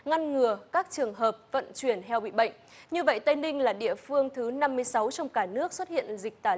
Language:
Vietnamese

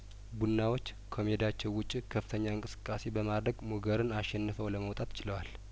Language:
Amharic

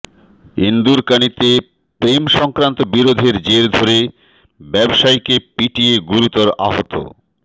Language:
Bangla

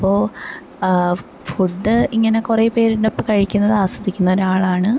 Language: Malayalam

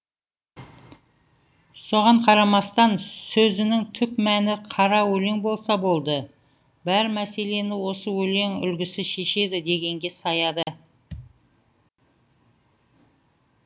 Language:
Kazakh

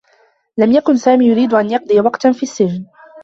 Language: Arabic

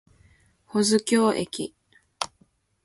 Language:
Japanese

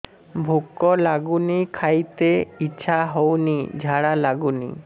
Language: Odia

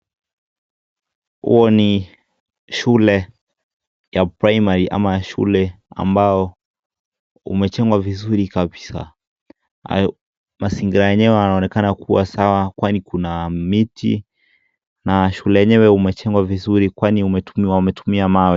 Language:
Swahili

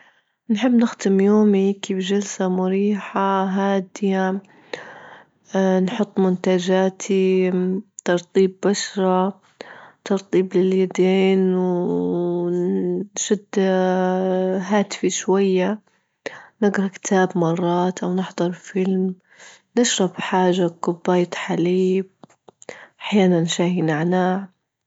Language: Libyan Arabic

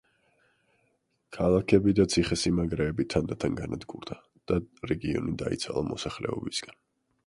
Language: Georgian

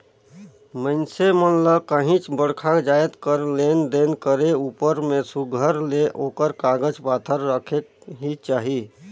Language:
Chhattisgarhi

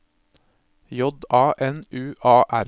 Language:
Norwegian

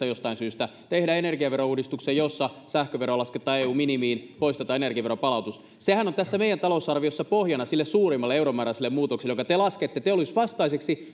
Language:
Finnish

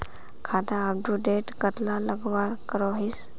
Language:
Magahi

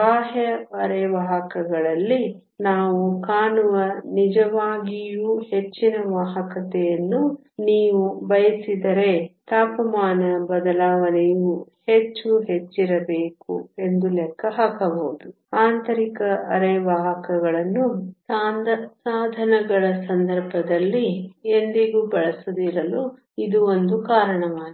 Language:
Kannada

